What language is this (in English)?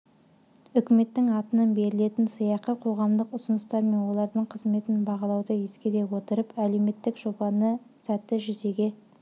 Kazakh